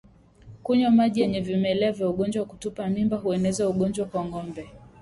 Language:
Swahili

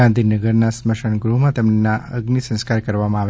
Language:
Gujarati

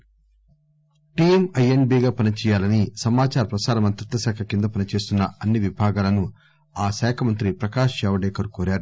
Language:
Telugu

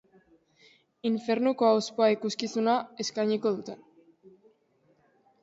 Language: Basque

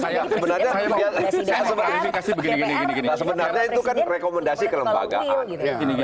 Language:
Indonesian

